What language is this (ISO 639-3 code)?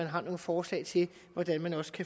dan